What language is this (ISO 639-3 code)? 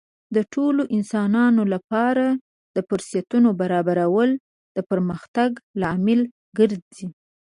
pus